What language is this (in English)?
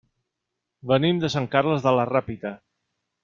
Catalan